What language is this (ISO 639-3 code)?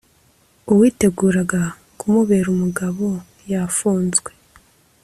kin